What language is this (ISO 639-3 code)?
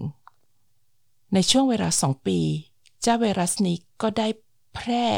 tha